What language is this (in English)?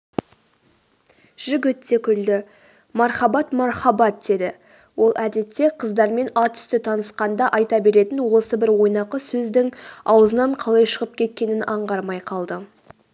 Kazakh